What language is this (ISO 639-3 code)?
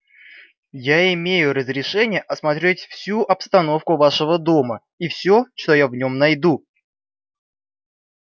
rus